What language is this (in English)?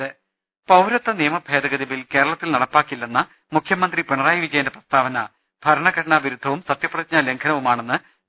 Malayalam